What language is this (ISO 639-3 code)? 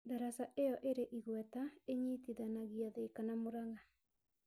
kik